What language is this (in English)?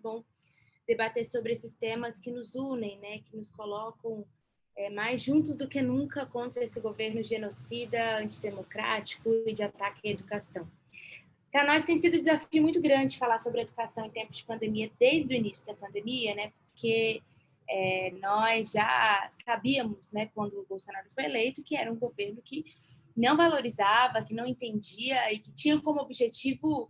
Portuguese